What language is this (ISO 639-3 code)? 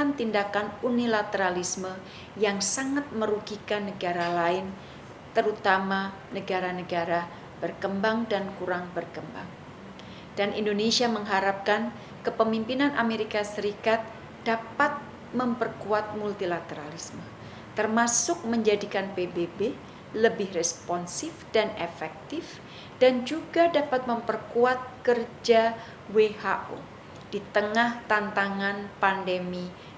ind